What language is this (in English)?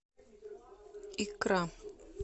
Russian